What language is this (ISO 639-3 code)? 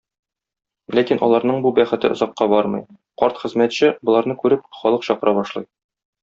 tat